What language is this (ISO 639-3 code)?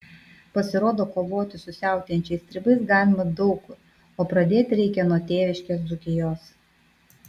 lit